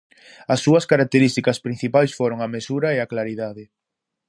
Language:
Galician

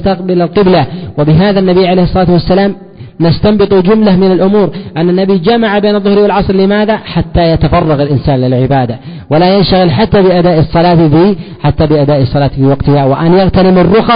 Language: Arabic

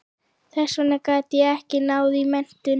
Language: Icelandic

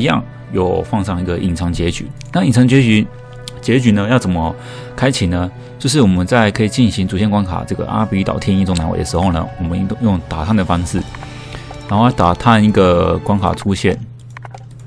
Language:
Chinese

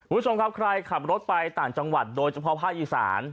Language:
Thai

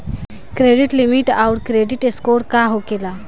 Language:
Bhojpuri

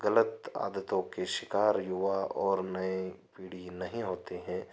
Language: Hindi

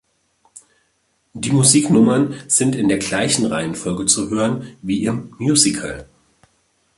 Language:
German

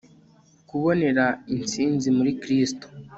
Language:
Kinyarwanda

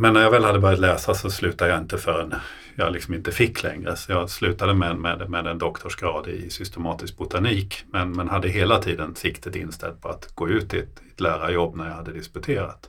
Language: Swedish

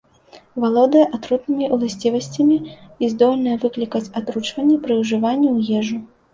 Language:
Belarusian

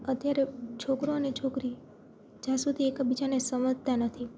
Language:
Gujarati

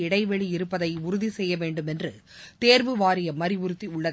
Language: Tamil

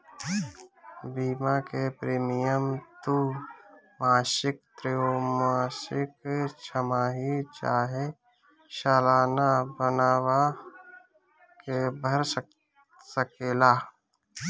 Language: Bhojpuri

